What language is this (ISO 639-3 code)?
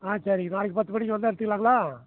tam